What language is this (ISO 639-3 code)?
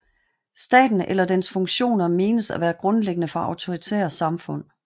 dan